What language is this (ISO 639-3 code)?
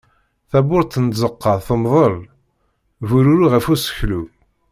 kab